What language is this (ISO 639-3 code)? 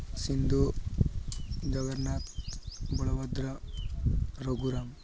ori